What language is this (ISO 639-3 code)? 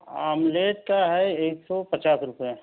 urd